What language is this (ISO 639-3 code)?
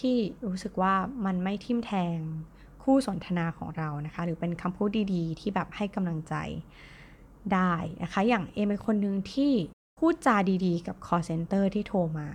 tha